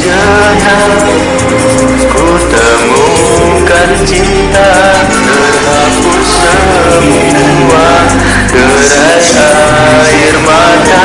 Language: Indonesian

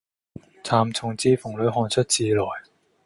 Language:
Cantonese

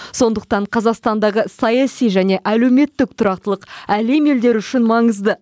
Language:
Kazakh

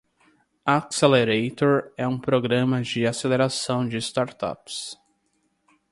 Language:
Portuguese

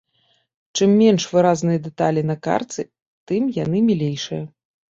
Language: Belarusian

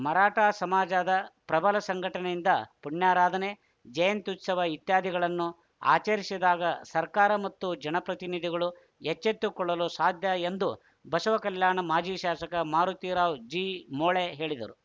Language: Kannada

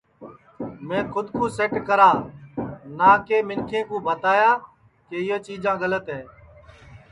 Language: Sansi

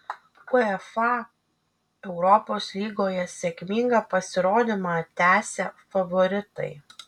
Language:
Lithuanian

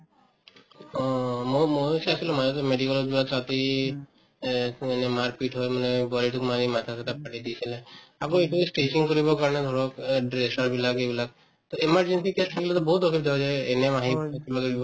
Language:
Assamese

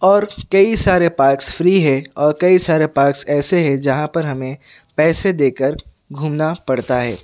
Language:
Urdu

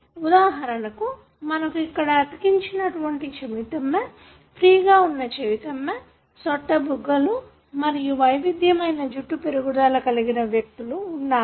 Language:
Telugu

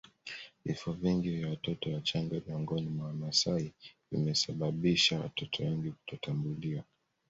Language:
Swahili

